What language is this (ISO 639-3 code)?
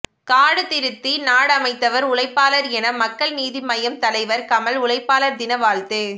tam